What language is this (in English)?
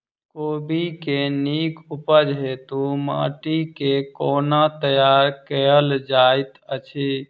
Maithili